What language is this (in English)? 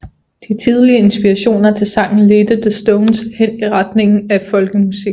Danish